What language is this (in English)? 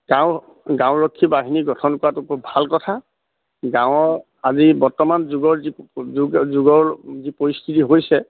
Assamese